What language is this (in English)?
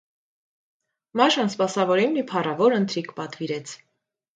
Armenian